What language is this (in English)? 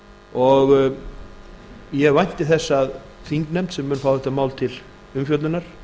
Icelandic